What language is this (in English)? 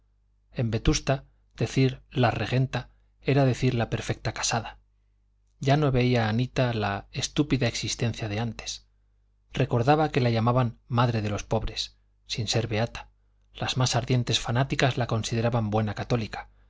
Spanish